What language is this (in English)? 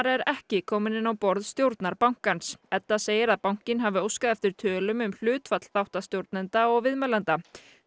Icelandic